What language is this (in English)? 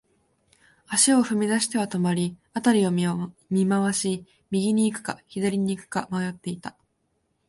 Japanese